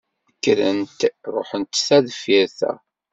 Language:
Kabyle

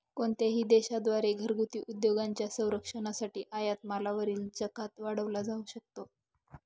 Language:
Marathi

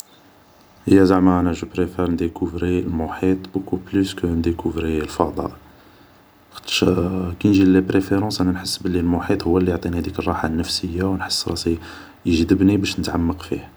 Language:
Algerian Arabic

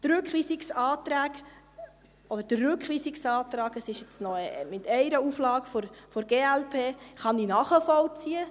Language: Swiss German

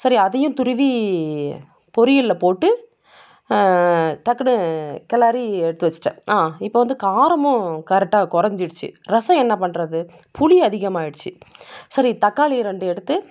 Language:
Tamil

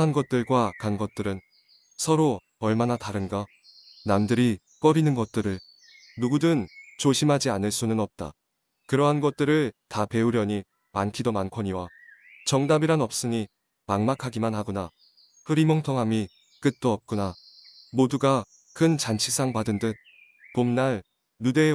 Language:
Korean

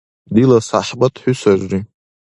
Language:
Dargwa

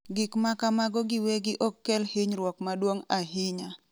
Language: Luo (Kenya and Tanzania)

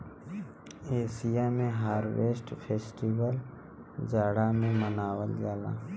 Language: Bhojpuri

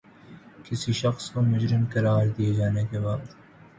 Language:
Urdu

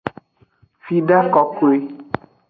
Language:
Aja (Benin)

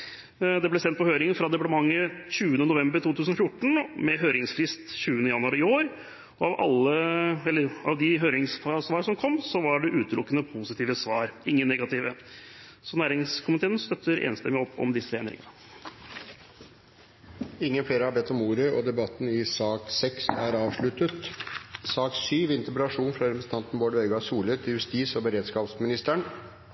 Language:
Norwegian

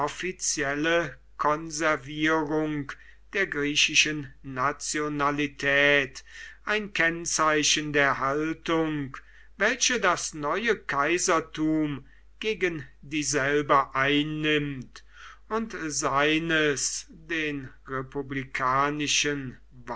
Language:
German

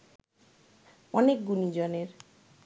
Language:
Bangla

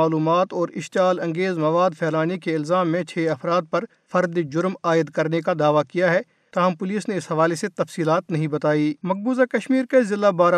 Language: Urdu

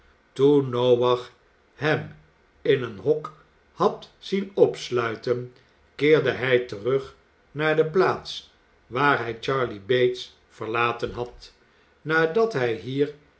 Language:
Dutch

